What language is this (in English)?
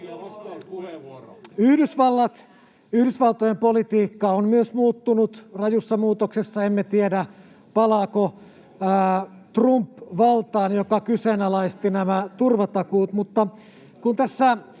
Finnish